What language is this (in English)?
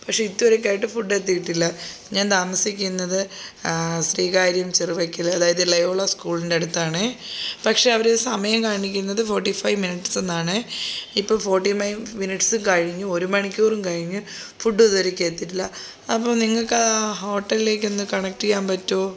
Malayalam